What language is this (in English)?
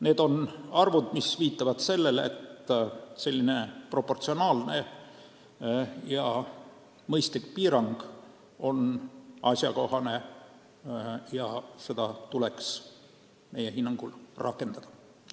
Estonian